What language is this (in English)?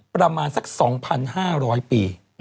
Thai